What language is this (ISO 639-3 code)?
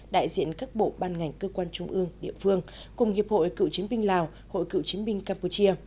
vie